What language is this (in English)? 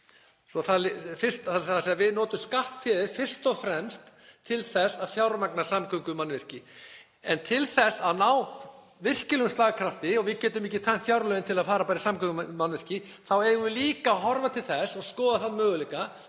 Icelandic